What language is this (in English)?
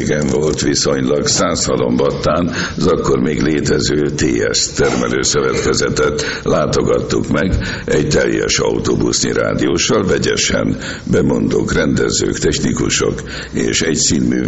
Hungarian